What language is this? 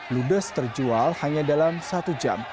Indonesian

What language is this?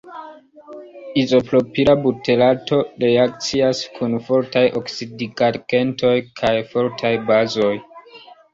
Esperanto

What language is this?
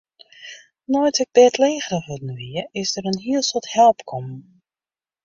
Western Frisian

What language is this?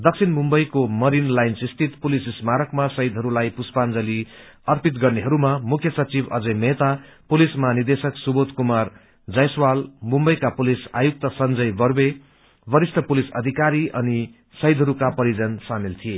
Nepali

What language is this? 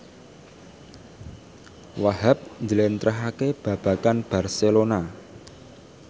Javanese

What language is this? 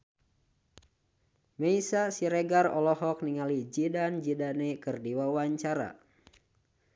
Sundanese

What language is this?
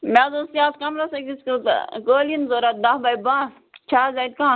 Kashmiri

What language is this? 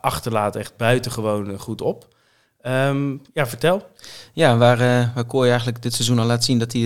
Dutch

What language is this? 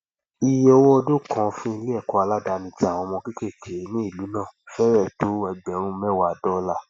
Yoruba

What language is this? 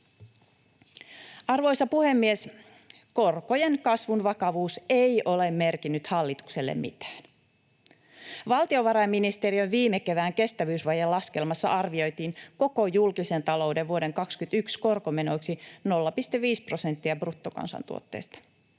Finnish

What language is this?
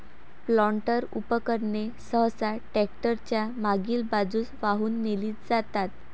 Marathi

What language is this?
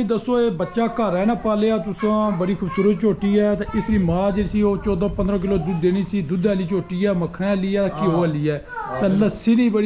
Punjabi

